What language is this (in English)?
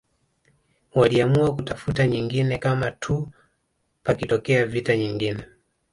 Swahili